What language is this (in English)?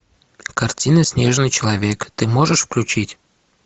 Russian